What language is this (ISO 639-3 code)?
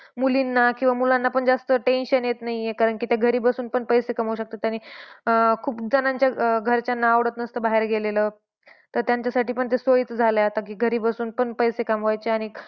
mar